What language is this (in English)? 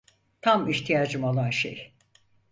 Turkish